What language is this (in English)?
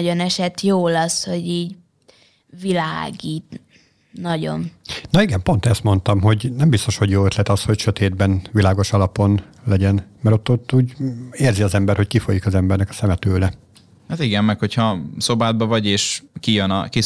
Hungarian